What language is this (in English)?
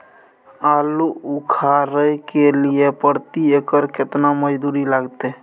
Maithili